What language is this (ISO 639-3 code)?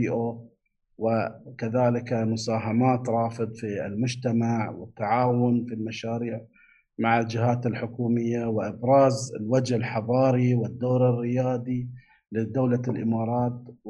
ara